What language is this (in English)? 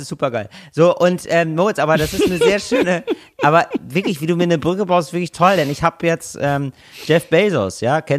German